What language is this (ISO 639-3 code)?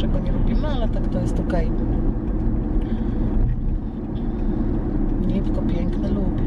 pol